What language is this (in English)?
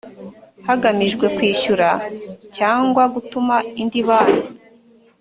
Kinyarwanda